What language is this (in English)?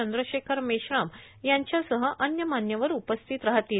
Marathi